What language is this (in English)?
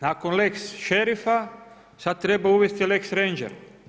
Croatian